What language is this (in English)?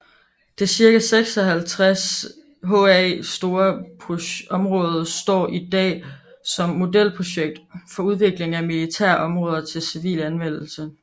Danish